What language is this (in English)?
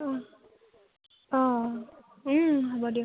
Assamese